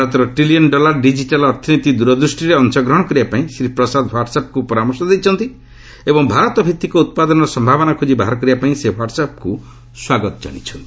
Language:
Odia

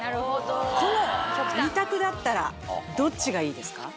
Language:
Japanese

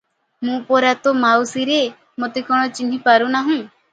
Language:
Odia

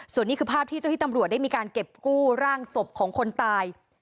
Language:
Thai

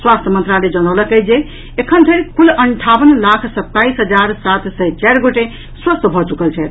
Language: Maithili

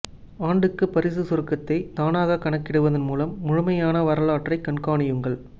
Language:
Tamil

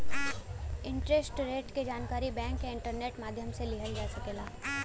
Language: Bhojpuri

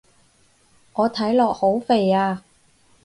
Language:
Cantonese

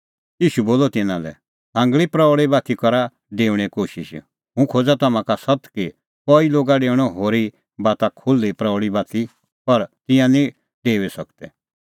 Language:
Kullu Pahari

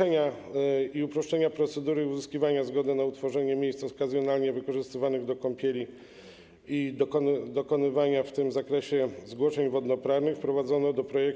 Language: Polish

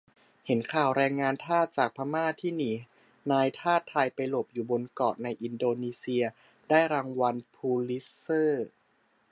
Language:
Thai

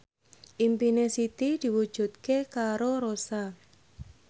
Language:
Javanese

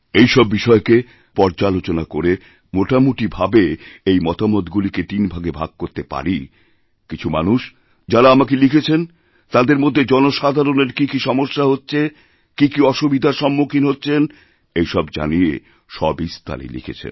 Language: Bangla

